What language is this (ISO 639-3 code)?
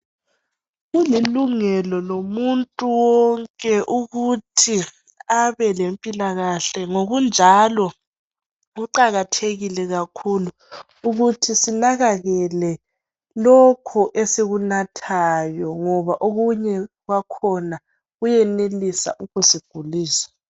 nde